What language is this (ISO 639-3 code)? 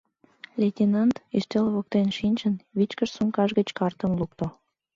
chm